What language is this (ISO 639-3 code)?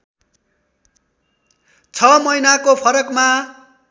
nep